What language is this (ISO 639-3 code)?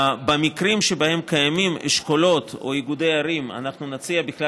heb